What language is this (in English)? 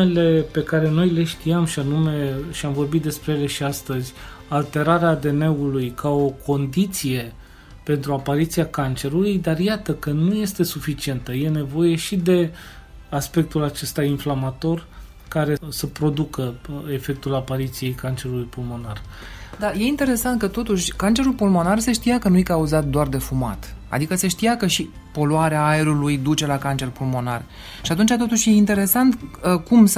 Romanian